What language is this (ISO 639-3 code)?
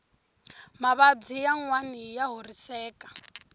tso